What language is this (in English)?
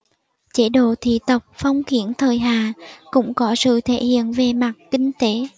Vietnamese